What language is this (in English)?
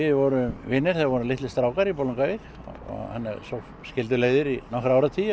Icelandic